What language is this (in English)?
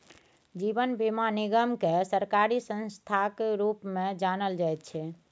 Maithili